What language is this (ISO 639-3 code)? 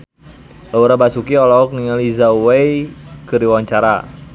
sun